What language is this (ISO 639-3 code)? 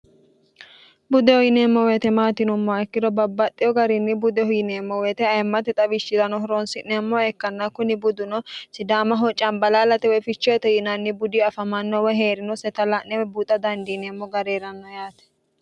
sid